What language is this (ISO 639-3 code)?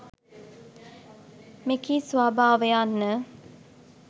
sin